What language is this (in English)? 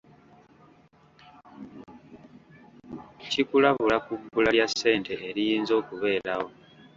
Ganda